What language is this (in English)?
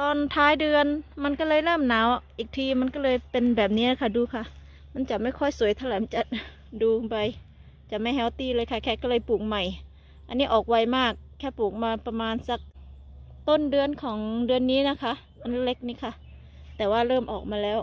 Thai